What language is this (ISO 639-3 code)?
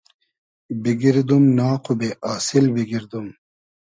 haz